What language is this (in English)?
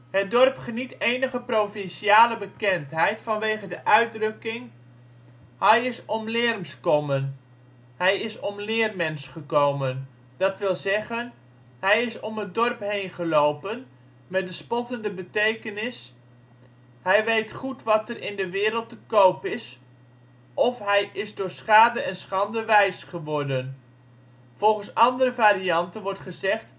Dutch